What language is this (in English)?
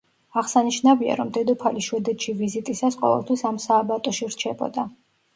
Georgian